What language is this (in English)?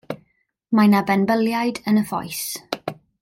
Welsh